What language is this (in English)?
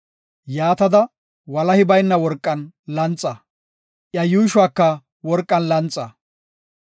Gofa